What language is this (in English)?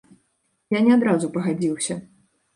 Belarusian